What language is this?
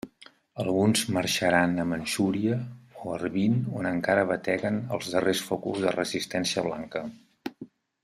Catalan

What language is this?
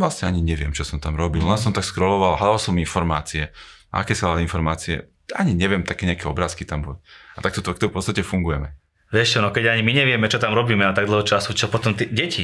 Slovak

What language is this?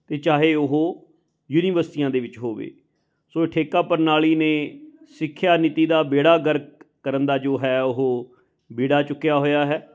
Punjabi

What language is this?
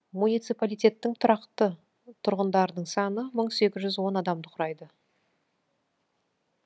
Kazakh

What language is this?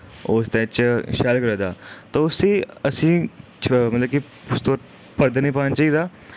Dogri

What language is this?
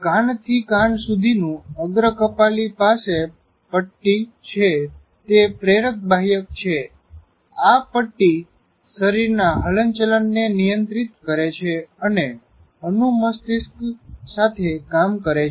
Gujarati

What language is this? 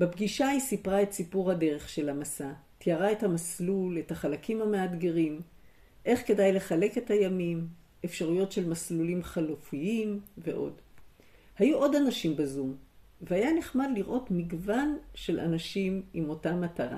Hebrew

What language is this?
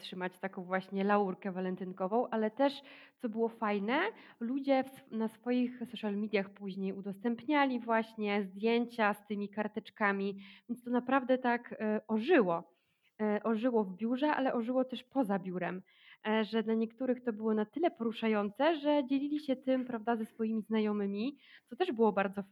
Polish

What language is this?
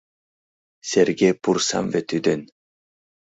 Mari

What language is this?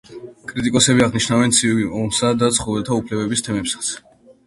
Georgian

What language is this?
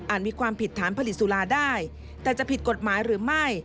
Thai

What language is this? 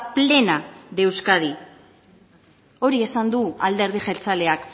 Basque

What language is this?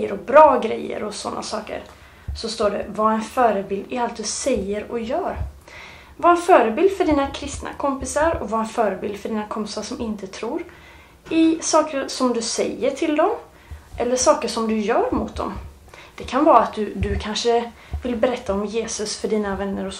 Swedish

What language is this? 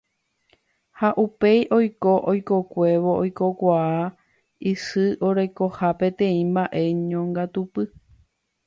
Guarani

